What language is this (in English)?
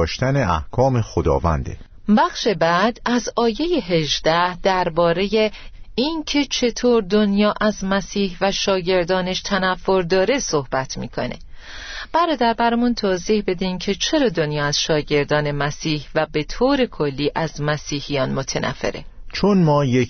Persian